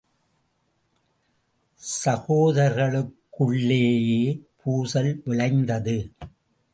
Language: Tamil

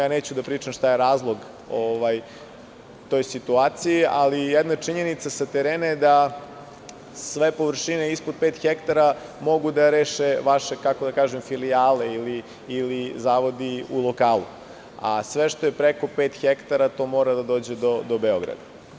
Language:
Serbian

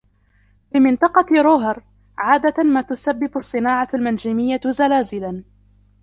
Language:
Arabic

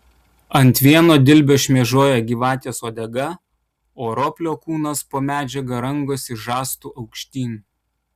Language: Lithuanian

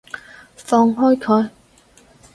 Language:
Cantonese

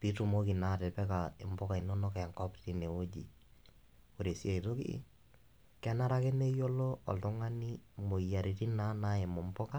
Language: Masai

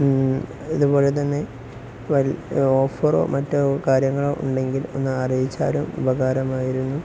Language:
Malayalam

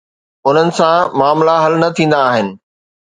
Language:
Sindhi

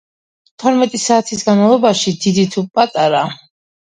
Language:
Georgian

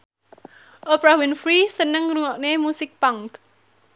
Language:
Javanese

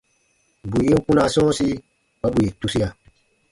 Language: Baatonum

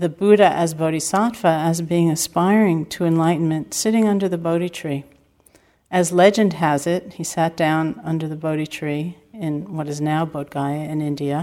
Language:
English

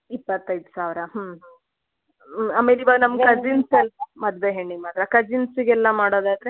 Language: Kannada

